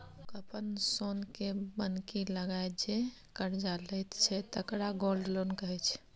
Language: Maithili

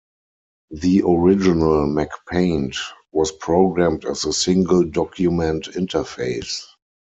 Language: English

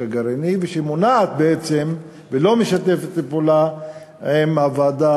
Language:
Hebrew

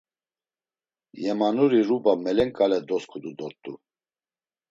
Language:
Laz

